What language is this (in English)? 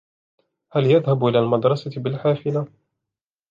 Arabic